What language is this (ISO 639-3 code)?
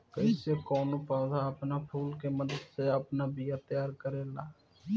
bho